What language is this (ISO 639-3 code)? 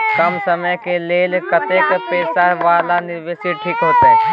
mai